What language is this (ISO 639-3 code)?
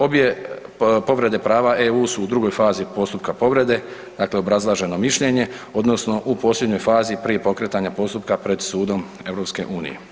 hrv